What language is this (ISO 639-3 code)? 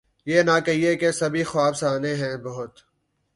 urd